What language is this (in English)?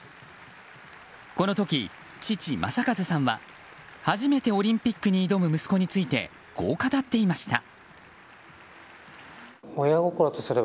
Japanese